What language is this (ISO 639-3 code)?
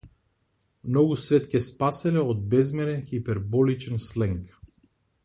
mkd